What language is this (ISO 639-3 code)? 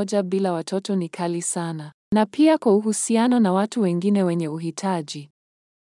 swa